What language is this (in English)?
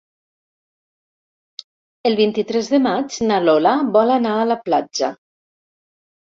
Catalan